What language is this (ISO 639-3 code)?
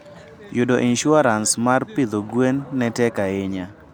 luo